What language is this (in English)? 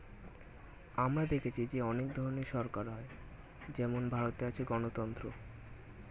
Bangla